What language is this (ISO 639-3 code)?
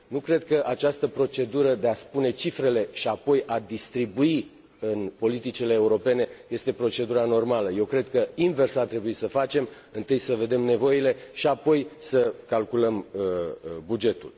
ron